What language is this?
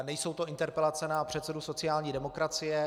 Czech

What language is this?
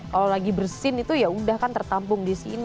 Indonesian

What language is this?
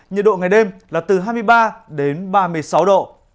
Vietnamese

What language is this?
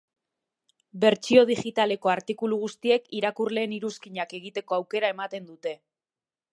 Basque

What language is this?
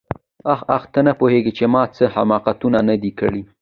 Pashto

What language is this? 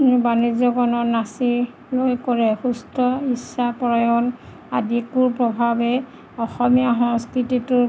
Assamese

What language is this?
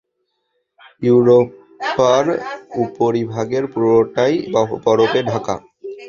Bangla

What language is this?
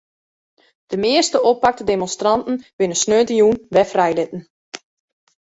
Western Frisian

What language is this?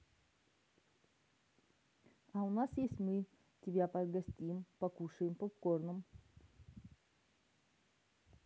Russian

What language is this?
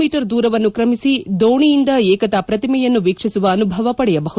Kannada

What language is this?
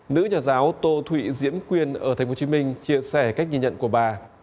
Vietnamese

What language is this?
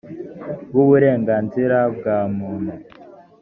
Kinyarwanda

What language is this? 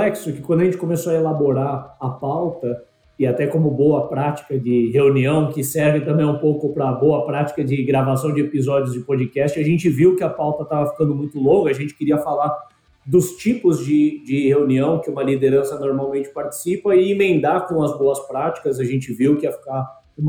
Portuguese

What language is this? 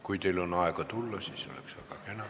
Estonian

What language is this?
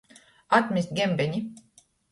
Latgalian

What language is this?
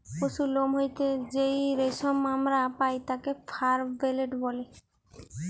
Bangla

